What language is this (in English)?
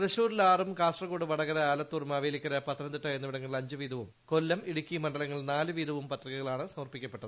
Malayalam